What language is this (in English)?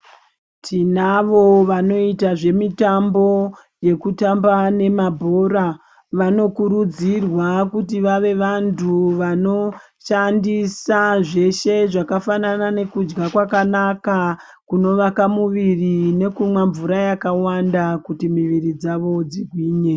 Ndau